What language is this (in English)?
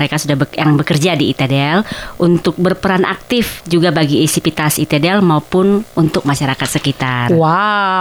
Indonesian